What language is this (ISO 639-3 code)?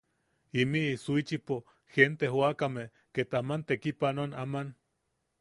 yaq